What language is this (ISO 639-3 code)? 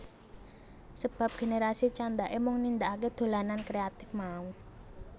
jav